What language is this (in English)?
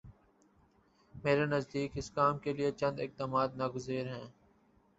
Urdu